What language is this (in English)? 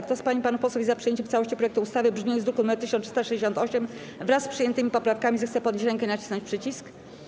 Polish